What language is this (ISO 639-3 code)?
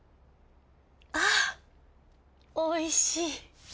jpn